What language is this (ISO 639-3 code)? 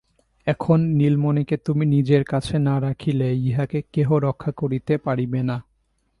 ben